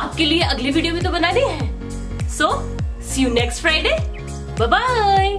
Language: Dutch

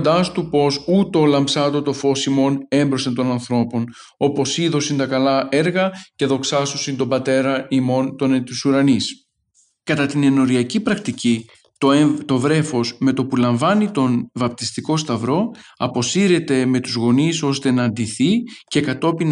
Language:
Greek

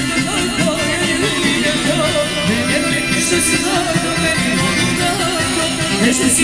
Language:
Romanian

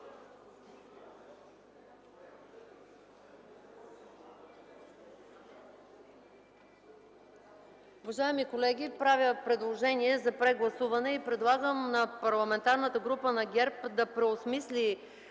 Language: Bulgarian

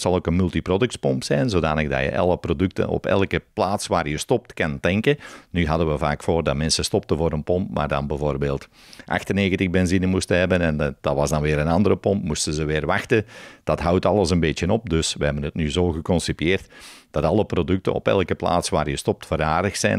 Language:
Dutch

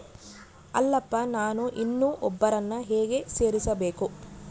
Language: Kannada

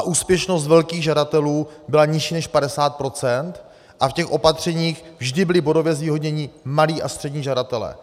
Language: Czech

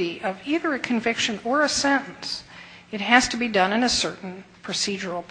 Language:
English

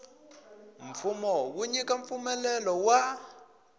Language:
Tsonga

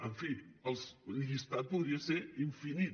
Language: Catalan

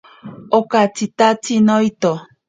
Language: Ashéninka Perené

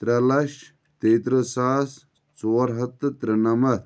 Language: Kashmiri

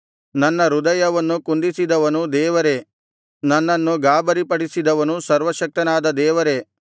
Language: Kannada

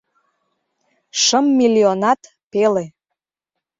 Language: Mari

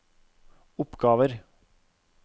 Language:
Norwegian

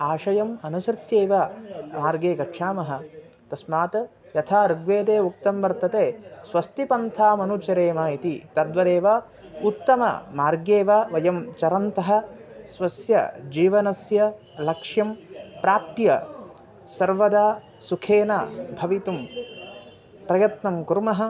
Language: Sanskrit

